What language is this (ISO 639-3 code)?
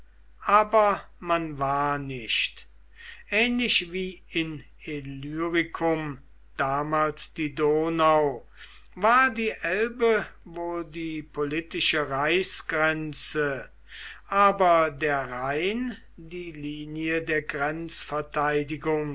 deu